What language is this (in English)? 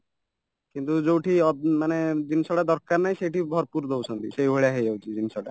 Odia